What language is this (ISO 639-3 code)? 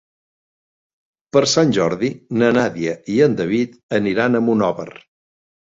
cat